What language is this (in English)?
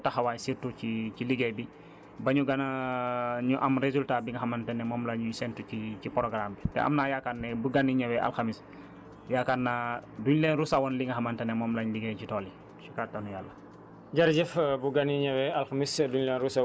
Wolof